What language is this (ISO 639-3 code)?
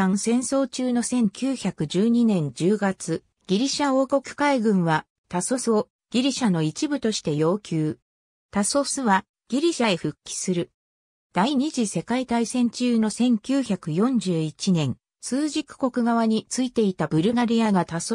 jpn